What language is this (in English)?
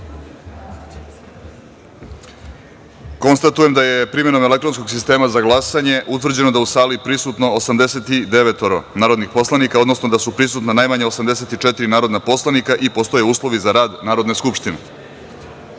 Serbian